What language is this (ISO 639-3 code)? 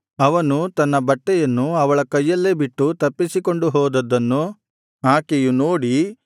kan